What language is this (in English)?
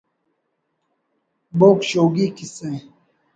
Brahui